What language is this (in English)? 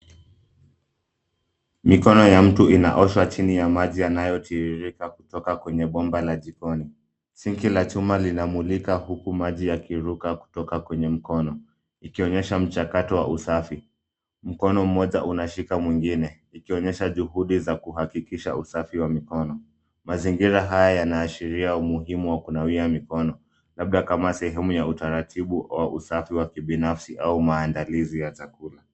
Swahili